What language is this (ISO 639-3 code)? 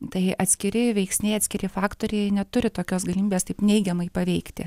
lit